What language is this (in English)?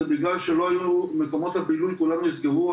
Hebrew